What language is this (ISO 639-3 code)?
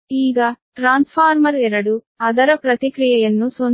kan